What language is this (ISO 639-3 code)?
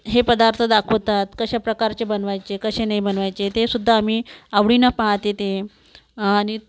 mar